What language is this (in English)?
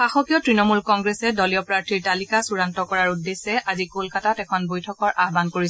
Assamese